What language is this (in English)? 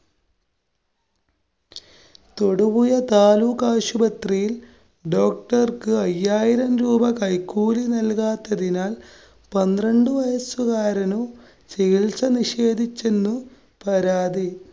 Malayalam